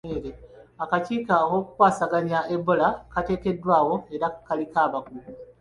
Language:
Ganda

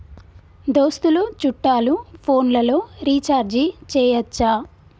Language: Telugu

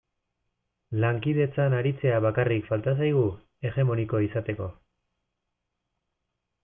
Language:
Basque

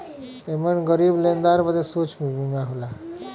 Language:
Bhojpuri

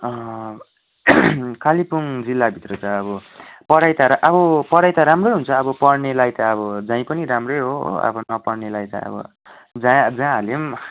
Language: Nepali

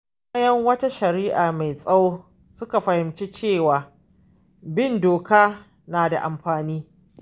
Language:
Hausa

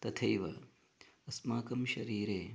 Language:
Sanskrit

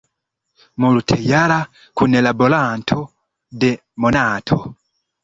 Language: Esperanto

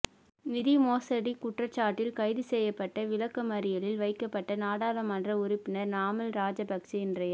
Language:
Tamil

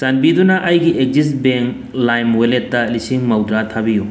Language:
Manipuri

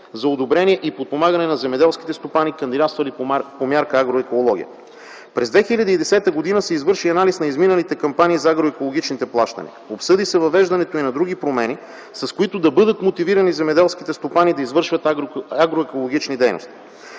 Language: Bulgarian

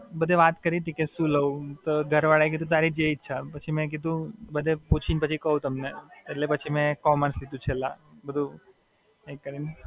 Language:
Gujarati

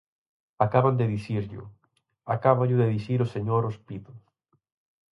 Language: Galician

